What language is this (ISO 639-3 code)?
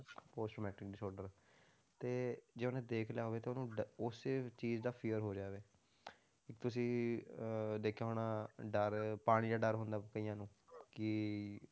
pan